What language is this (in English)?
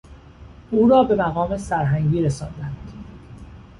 Persian